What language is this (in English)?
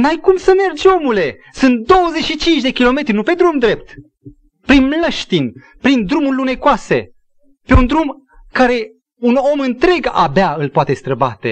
Romanian